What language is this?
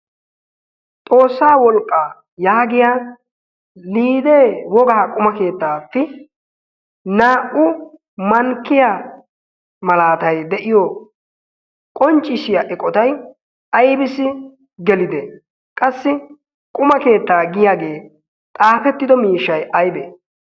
Wolaytta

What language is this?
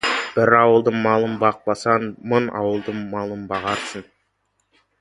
Kazakh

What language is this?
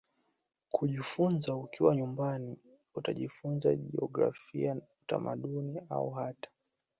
Swahili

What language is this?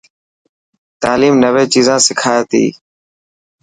Dhatki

